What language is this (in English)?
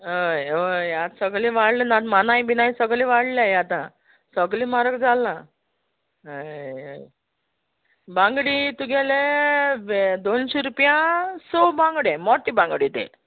Konkani